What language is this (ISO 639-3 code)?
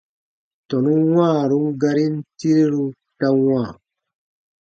bba